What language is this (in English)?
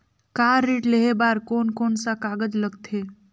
Chhattisgarhi